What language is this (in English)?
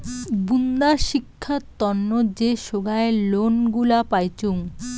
Bangla